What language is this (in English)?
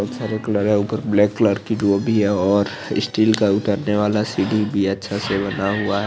Hindi